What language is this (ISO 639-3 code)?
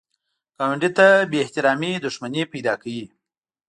pus